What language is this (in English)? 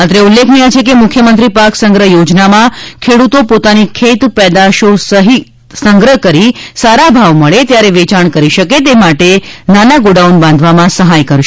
Gujarati